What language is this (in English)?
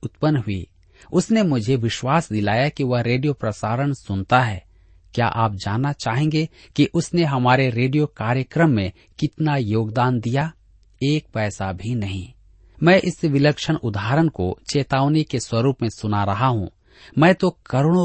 Hindi